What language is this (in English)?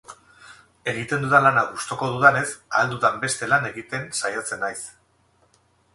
Basque